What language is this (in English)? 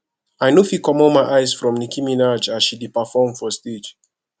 Nigerian Pidgin